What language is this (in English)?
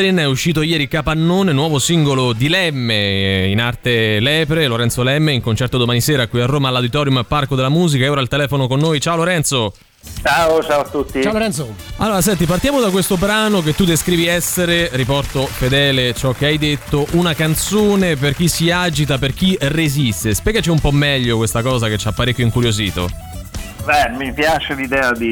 Italian